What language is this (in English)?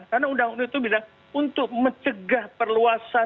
Indonesian